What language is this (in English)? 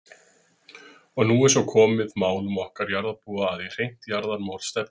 Icelandic